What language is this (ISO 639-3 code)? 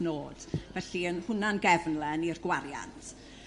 cym